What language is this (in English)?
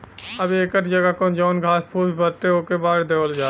Bhojpuri